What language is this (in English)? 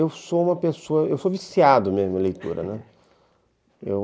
Portuguese